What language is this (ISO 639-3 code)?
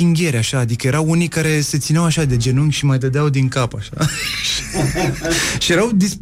ron